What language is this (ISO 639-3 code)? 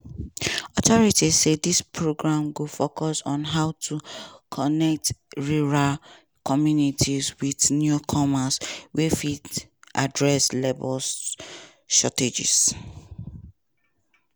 pcm